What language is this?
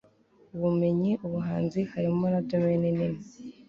Kinyarwanda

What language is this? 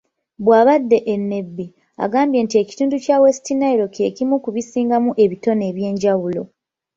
Ganda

